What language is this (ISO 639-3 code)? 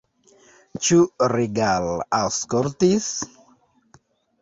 epo